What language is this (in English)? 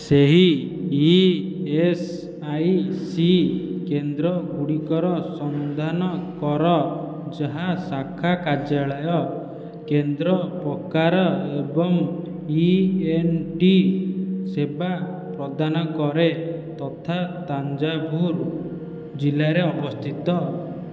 Odia